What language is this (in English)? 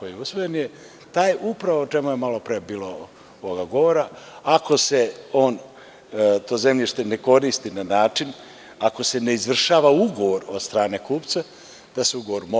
Serbian